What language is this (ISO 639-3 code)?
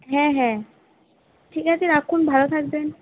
ben